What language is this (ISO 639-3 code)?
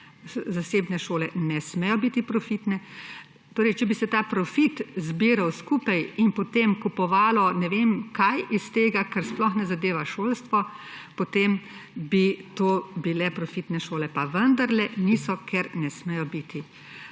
slv